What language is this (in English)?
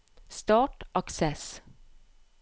Norwegian